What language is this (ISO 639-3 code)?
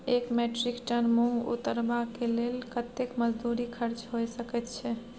mai